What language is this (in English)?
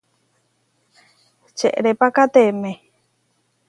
Huarijio